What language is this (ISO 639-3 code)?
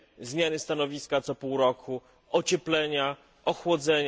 pol